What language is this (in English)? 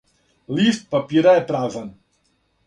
Serbian